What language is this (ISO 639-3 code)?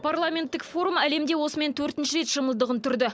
kaz